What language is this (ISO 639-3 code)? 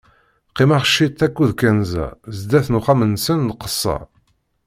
kab